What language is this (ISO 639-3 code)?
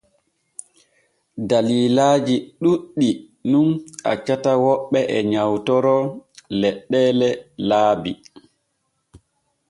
fue